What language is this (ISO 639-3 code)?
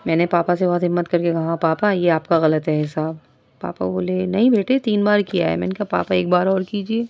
urd